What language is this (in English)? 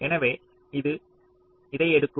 Tamil